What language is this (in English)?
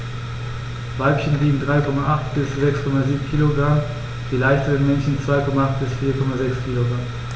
German